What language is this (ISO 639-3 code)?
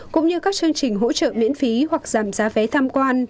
vie